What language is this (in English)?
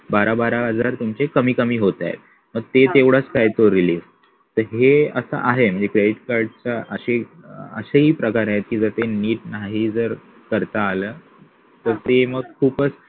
Marathi